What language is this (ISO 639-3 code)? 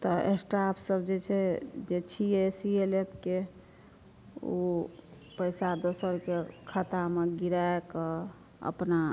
mai